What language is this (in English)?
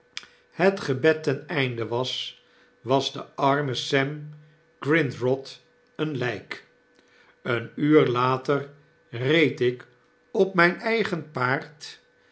Dutch